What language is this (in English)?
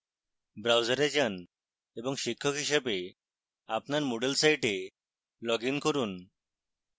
Bangla